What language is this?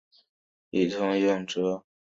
Chinese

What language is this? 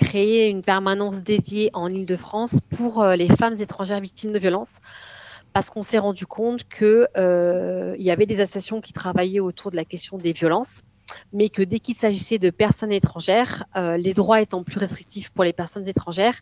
French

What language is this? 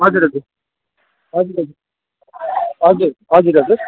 Nepali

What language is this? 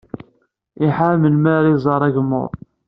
Kabyle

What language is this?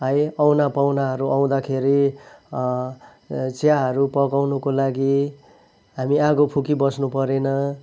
Nepali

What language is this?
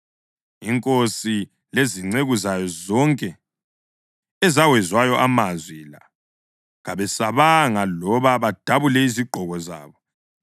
North Ndebele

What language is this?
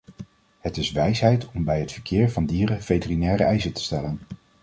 Dutch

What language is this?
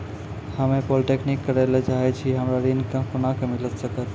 Maithili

